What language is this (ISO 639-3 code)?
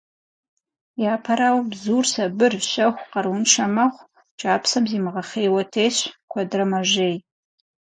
kbd